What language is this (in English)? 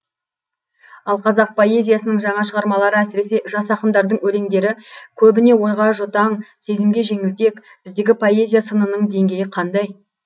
Kazakh